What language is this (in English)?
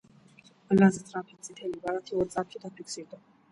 Georgian